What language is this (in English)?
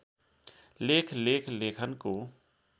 Nepali